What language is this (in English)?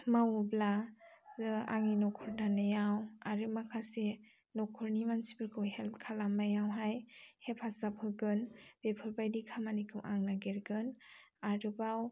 Bodo